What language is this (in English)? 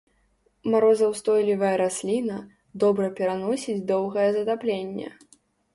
Belarusian